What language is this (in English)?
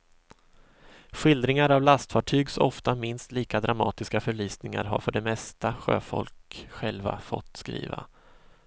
Swedish